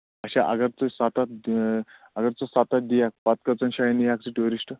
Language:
Kashmiri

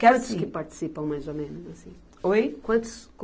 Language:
Portuguese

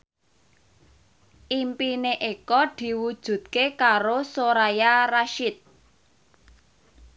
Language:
Javanese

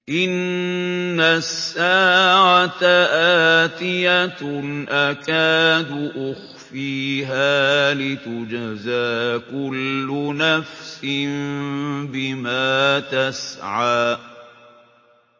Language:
Arabic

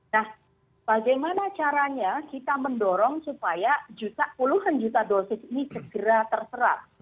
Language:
Indonesian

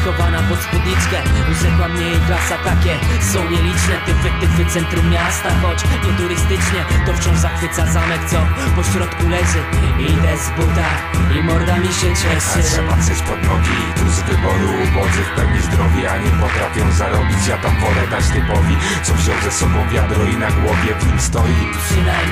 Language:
Czech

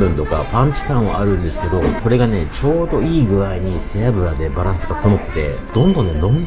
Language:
Japanese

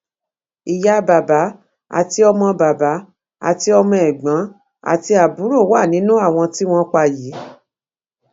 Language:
Yoruba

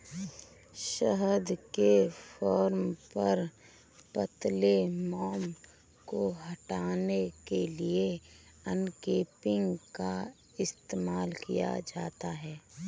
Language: Hindi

